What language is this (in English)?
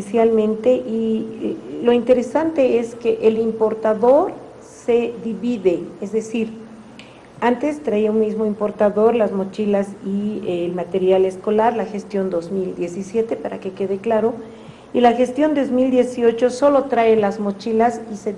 Spanish